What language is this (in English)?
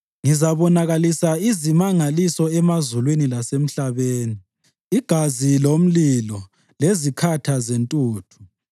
North Ndebele